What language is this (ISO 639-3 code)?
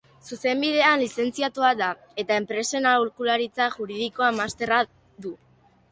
eus